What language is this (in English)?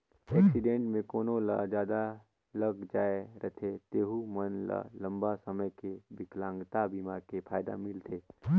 Chhattisgarhi